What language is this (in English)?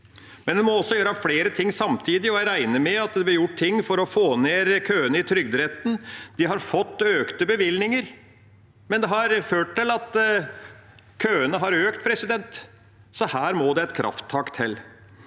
Norwegian